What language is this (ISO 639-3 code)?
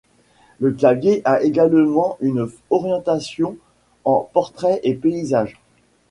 fra